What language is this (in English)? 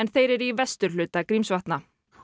Icelandic